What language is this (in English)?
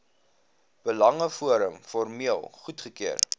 Afrikaans